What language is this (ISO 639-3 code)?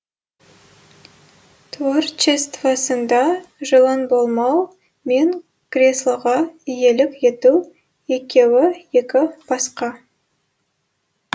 kaz